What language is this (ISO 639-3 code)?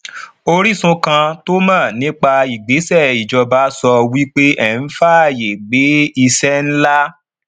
yor